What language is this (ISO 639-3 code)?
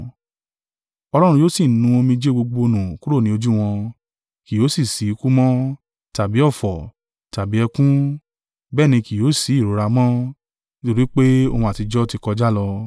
yor